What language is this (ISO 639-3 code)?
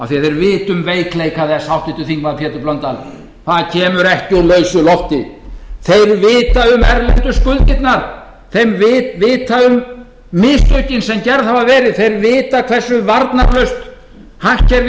isl